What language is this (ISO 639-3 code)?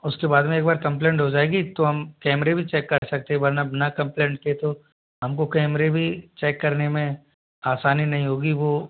hin